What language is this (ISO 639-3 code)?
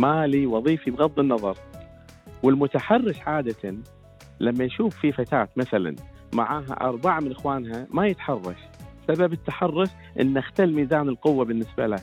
ara